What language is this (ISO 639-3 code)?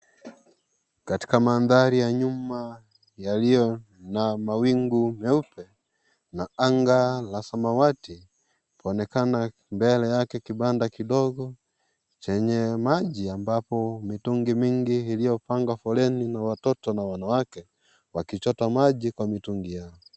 swa